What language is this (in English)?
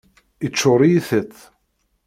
Kabyle